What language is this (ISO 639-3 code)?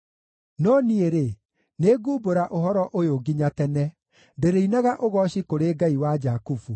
kik